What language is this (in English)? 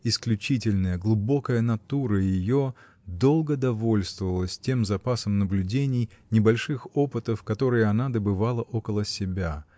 Russian